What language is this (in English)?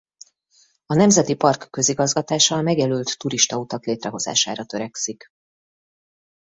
Hungarian